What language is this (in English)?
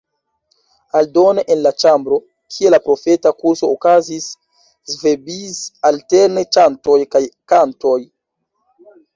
Esperanto